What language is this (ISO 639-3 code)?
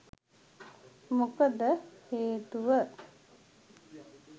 sin